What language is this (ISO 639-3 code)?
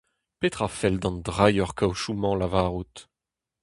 bre